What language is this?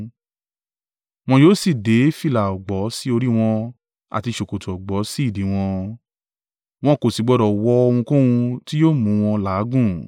Yoruba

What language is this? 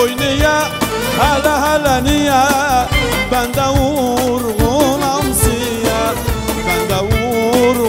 Turkish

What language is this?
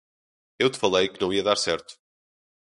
Portuguese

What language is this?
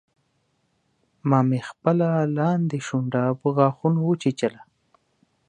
Pashto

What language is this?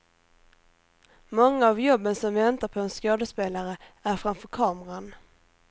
Swedish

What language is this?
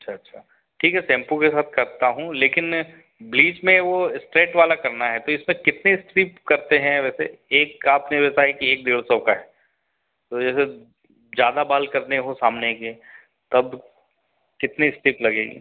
Hindi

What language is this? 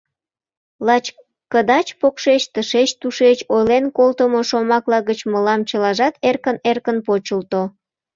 Mari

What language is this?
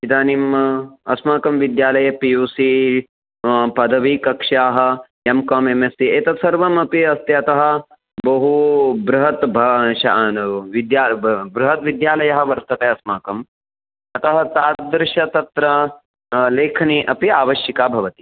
Sanskrit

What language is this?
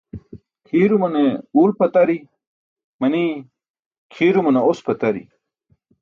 Burushaski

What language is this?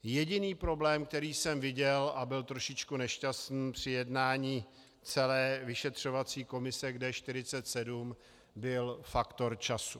Czech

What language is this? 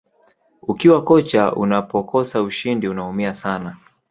Swahili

